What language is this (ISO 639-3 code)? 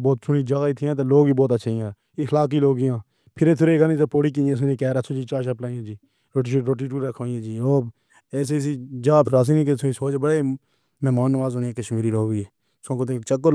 phr